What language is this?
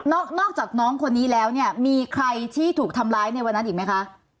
Thai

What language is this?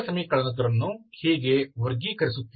Kannada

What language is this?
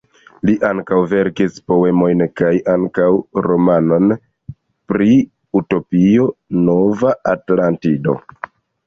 Esperanto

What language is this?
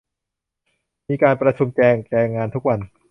Thai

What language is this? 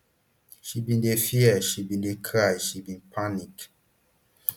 Nigerian Pidgin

